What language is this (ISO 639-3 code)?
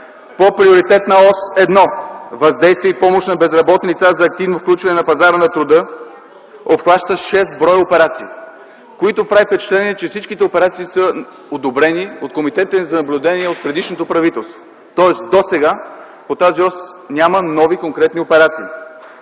bul